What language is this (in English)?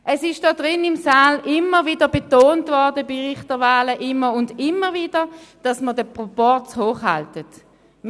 Swiss German